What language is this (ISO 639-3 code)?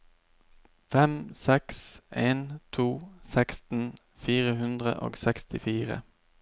nor